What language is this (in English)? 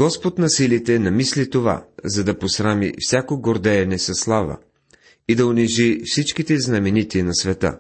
Bulgarian